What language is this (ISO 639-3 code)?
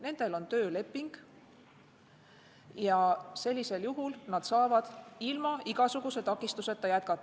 est